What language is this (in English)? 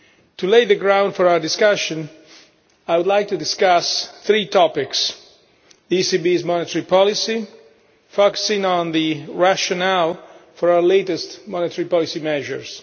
English